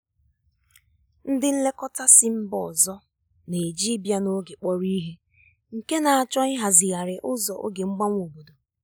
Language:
Igbo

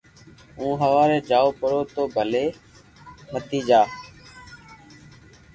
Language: Loarki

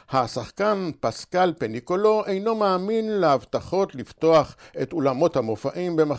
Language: Hebrew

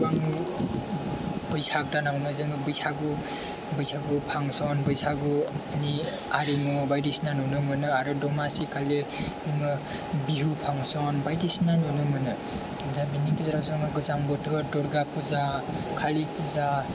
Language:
Bodo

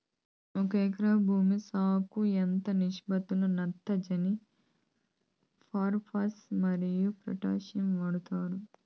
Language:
Telugu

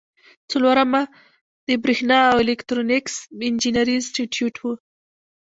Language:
Pashto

